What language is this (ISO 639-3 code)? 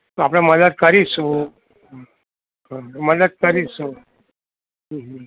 guj